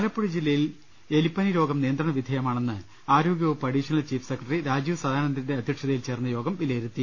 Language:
Malayalam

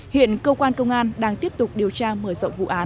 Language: Vietnamese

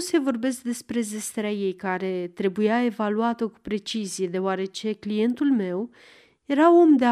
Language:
Romanian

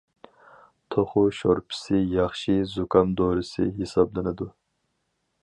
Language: Uyghur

